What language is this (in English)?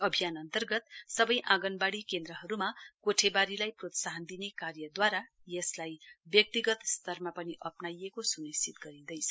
Nepali